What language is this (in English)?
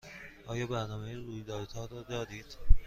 Persian